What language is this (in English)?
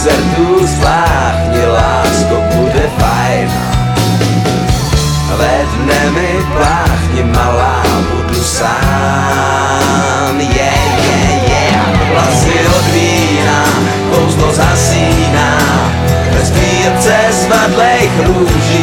Slovak